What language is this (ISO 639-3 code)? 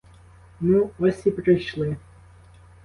ukr